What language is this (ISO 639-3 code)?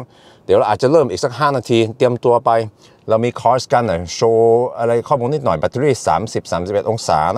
tha